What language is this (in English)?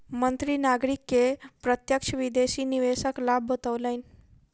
Maithili